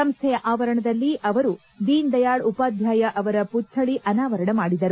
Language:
Kannada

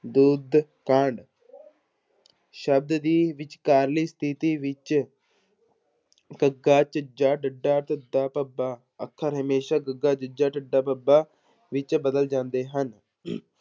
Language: Punjabi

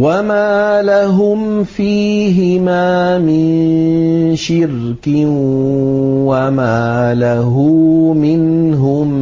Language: Arabic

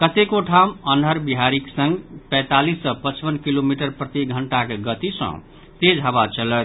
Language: Maithili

